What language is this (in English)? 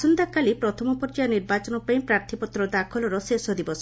Odia